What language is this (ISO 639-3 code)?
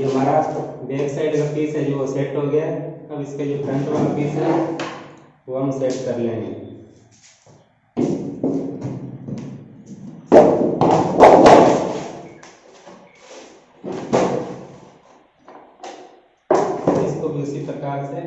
hin